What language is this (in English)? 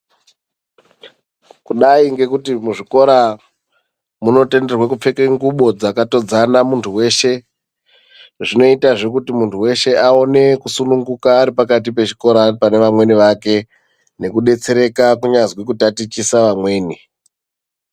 Ndau